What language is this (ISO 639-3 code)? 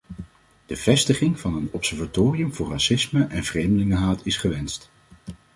nld